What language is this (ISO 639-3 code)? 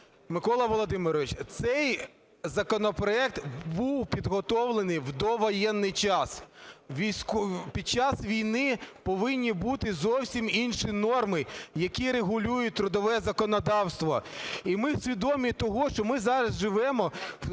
ukr